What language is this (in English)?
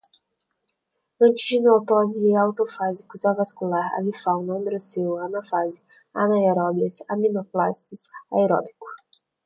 Portuguese